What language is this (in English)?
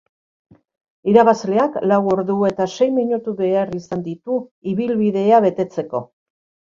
Basque